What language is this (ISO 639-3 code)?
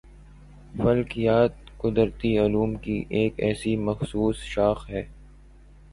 urd